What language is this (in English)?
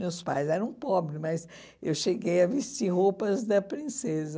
Portuguese